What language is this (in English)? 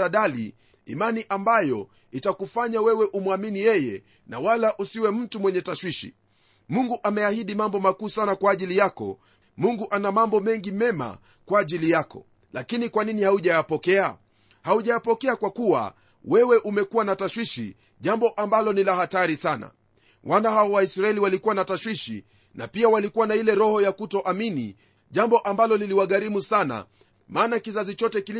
Swahili